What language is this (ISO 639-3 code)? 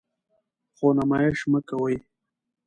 pus